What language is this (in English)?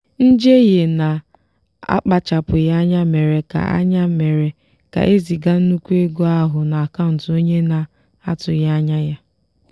Igbo